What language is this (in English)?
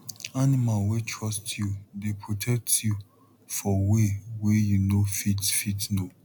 Nigerian Pidgin